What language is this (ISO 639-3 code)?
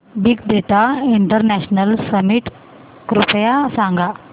mar